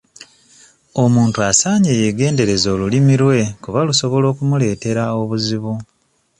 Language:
Ganda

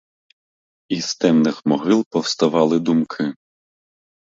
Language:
Ukrainian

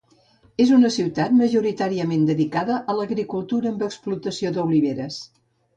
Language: Catalan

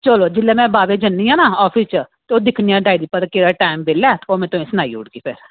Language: Dogri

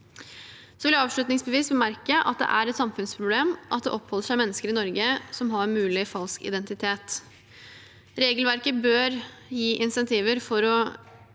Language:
Norwegian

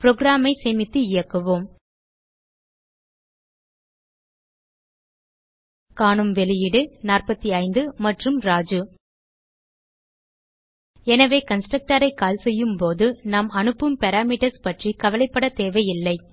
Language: Tamil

